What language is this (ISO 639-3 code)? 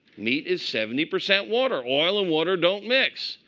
eng